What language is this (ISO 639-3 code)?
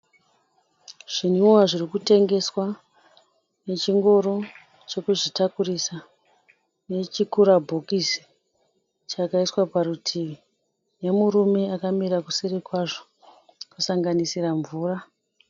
sna